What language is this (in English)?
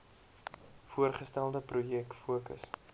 Afrikaans